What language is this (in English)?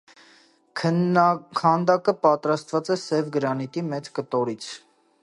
Armenian